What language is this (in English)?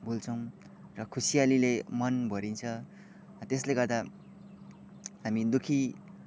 Nepali